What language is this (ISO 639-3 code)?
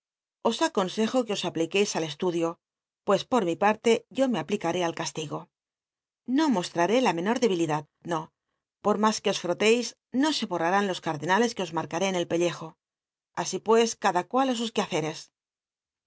spa